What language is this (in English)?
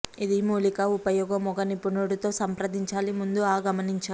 Telugu